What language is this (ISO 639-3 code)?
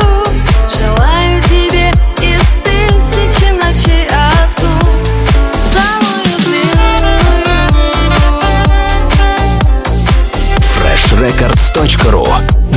rus